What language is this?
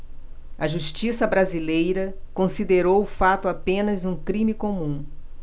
Portuguese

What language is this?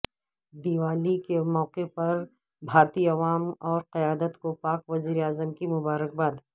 Urdu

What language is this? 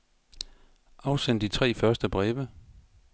Danish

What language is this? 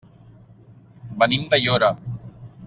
Catalan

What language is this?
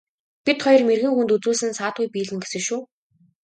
Mongolian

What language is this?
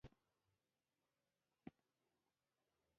Pashto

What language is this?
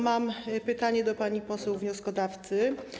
Polish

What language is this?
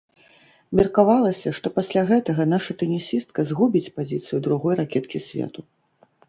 Belarusian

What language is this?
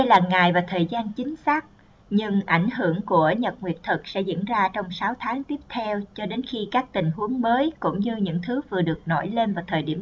Vietnamese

